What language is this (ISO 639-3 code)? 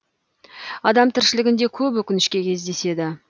kaz